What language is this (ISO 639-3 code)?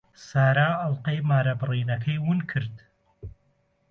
ckb